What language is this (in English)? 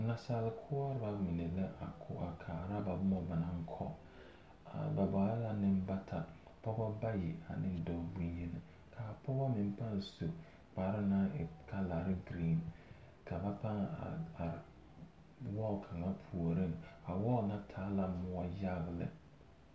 Southern Dagaare